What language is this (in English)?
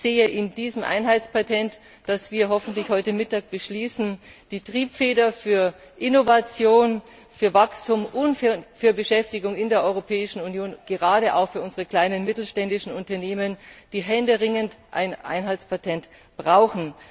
German